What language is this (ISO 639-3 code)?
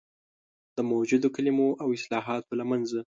pus